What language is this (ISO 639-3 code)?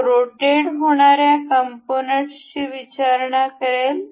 mar